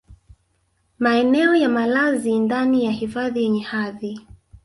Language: Swahili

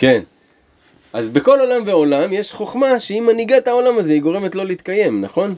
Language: Hebrew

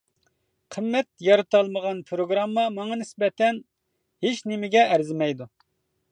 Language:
Uyghur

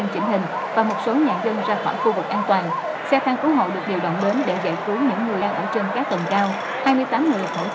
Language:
Vietnamese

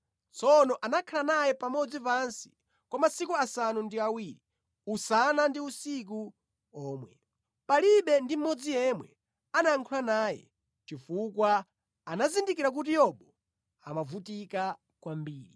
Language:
Nyanja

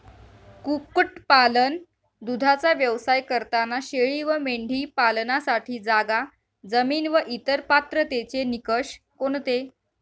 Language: Marathi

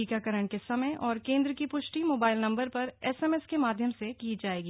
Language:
Hindi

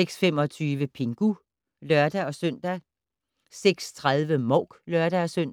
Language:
Danish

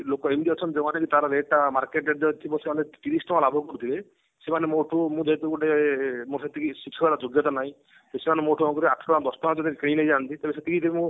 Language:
Odia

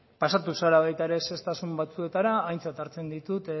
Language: Basque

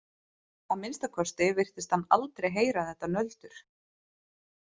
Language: Icelandic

